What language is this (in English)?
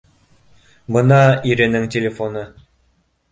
Bashkir